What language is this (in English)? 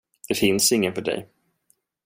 Swedish